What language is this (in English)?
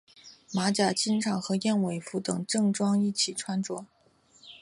Chinese